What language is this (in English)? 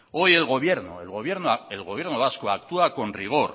Spanish